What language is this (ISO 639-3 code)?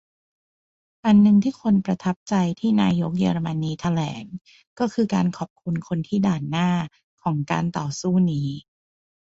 tha